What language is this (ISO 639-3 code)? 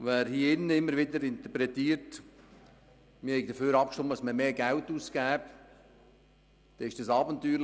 gsw